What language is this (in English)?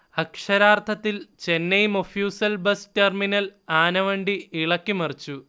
Malayalam